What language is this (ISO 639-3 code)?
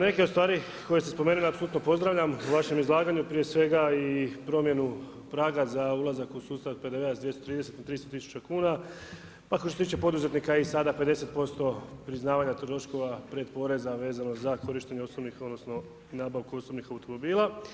hrv